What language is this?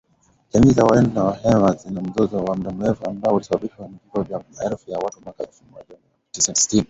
Swahili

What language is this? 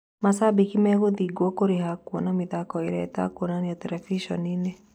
Kikuyu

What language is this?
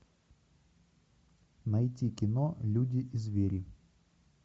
Russian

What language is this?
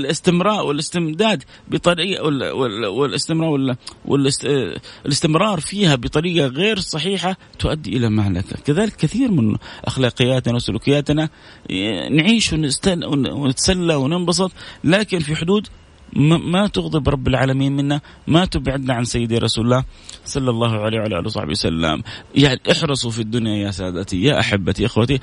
Arabic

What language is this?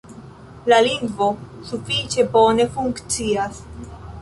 Esperanto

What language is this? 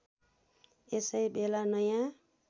Nepali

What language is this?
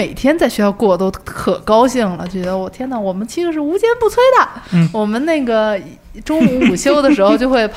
Chinese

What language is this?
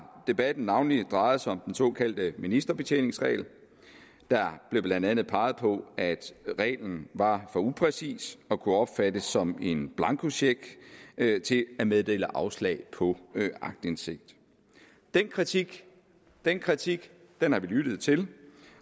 Danish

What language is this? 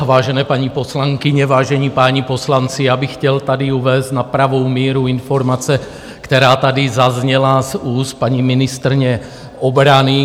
Czech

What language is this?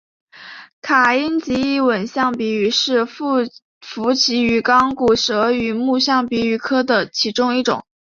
Chinese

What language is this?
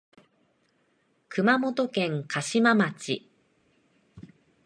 Japanese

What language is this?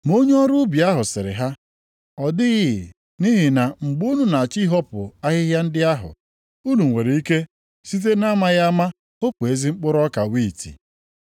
Igbo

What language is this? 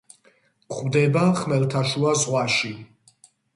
Georgian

